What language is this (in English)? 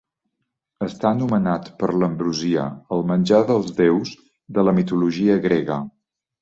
Catalan